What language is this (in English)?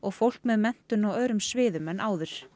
Icelandic